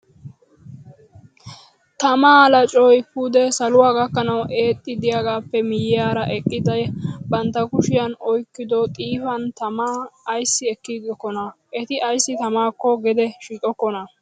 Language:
Wolaytta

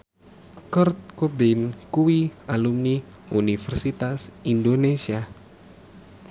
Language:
Javanese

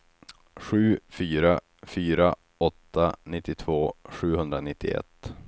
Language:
Swedish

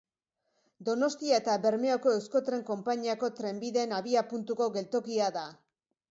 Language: Basque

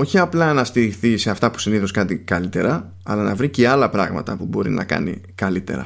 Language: Greek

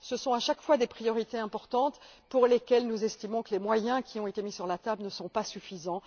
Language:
French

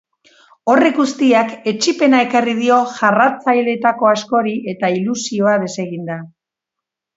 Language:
Basque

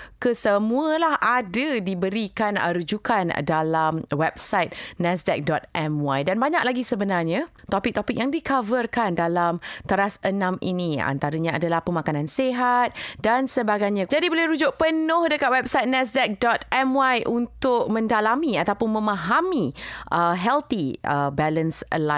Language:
Malay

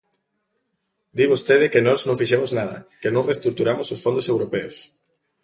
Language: Galician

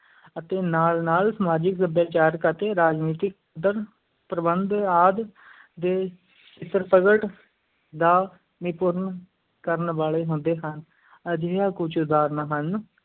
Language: Punjabi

